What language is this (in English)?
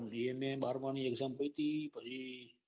Gujarati